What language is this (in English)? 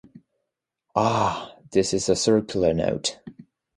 English